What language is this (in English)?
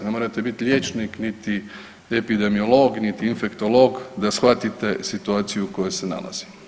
Croatian